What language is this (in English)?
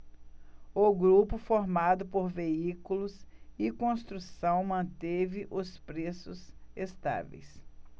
Portuguese